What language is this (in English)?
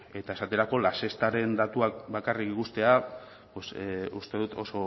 Basque